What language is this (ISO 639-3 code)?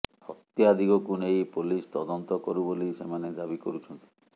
ori